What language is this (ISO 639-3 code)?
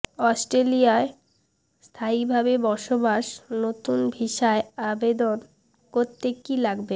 ben